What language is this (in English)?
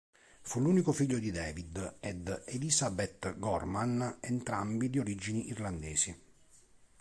Italian